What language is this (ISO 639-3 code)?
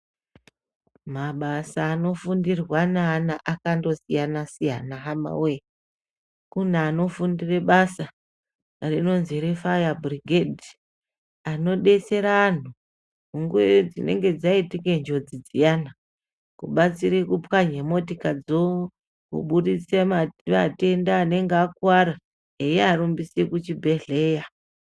ndc